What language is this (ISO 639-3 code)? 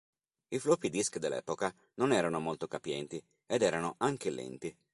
ita